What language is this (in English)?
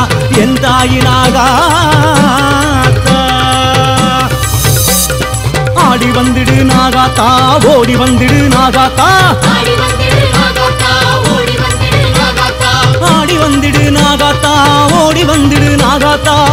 Arabic